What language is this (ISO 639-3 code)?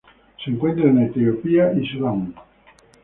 spa